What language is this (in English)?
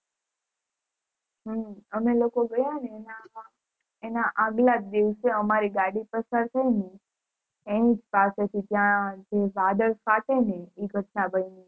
Gujarati